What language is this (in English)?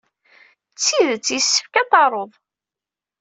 Kabyle